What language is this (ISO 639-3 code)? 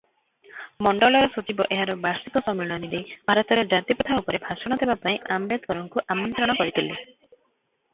ori